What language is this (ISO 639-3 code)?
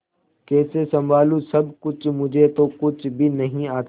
hin